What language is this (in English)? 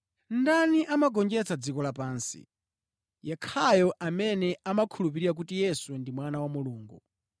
Nyanja